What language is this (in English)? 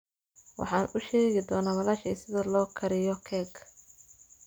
Somali